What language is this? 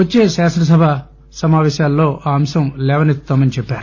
Telugu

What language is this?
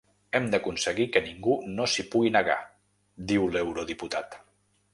Catalan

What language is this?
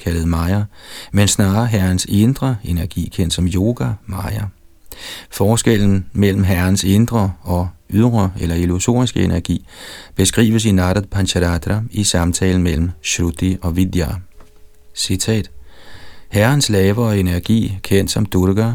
Danish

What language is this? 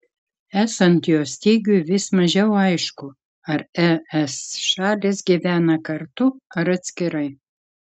Lithuanian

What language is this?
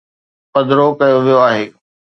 Sindhi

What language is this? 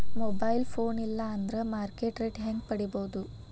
Kannada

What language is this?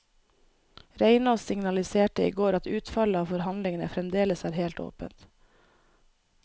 Norwegian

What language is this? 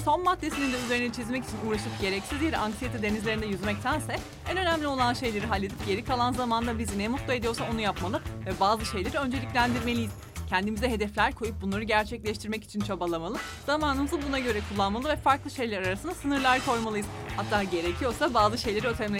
Turkish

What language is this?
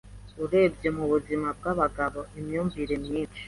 Kinyarwanda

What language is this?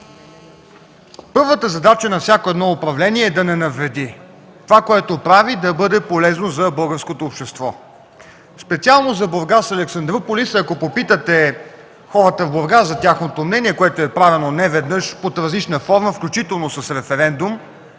Bulgarian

